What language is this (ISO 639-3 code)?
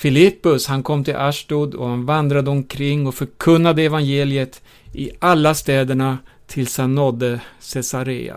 swe